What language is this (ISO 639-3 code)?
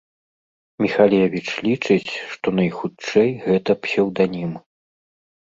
bel